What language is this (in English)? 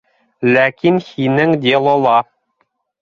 Bashkir